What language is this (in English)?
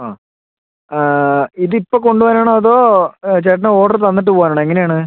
Malayalam